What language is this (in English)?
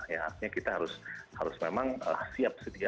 Indonesian